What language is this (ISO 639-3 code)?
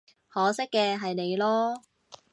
yue